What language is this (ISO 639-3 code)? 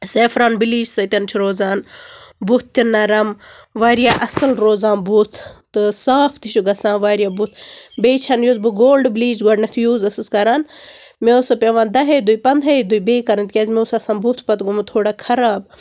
kas